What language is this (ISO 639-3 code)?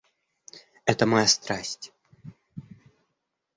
rus